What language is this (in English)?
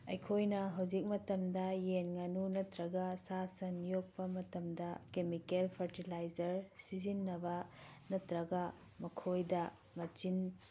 Manipuri